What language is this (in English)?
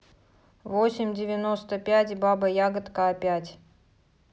Russian